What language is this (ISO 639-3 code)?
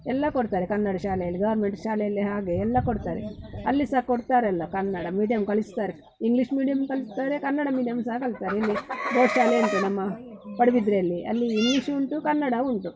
kan